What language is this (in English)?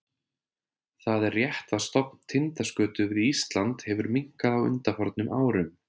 Icelandic